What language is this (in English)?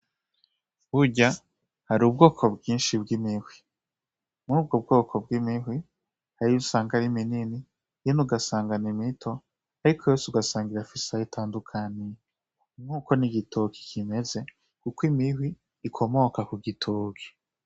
Rundi